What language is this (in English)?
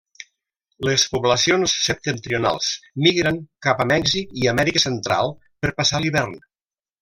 Catalan